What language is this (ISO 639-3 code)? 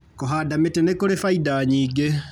kik